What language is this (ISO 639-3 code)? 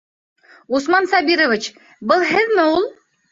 bak